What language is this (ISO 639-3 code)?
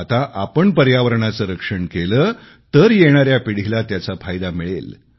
mar